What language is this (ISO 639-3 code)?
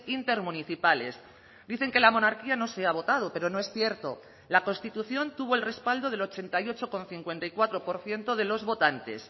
spa